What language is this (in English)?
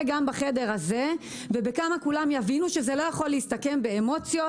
Hebrew